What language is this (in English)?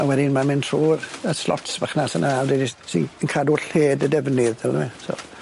Welsh